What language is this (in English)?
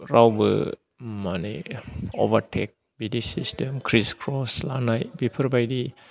Bodo